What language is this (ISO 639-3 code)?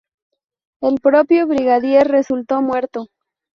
spa